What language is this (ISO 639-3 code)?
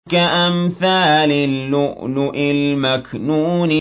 ara